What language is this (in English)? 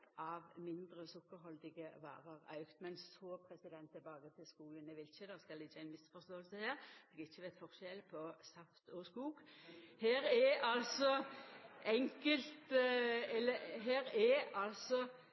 Norwegian Nynorsk